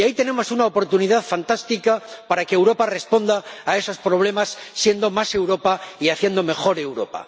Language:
Spanish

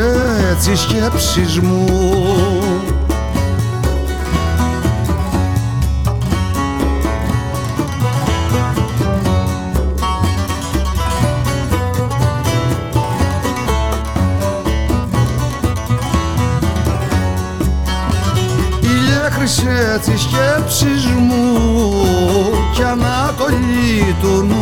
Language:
Greek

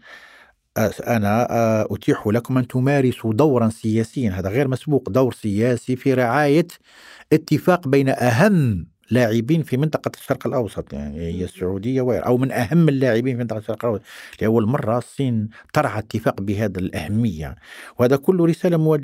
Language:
Arabic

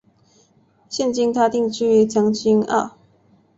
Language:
Chinese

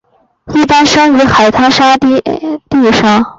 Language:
Chinese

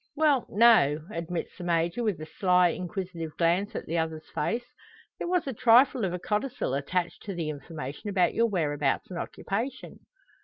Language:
English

